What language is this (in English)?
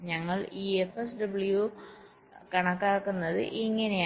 Malayalam